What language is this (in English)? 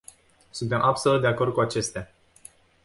Romanian